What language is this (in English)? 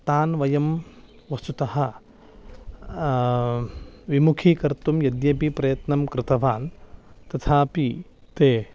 Sanskrit